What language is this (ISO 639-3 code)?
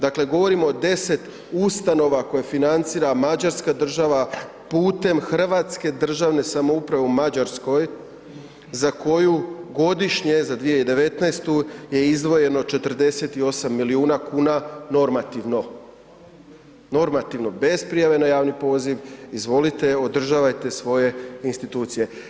hrv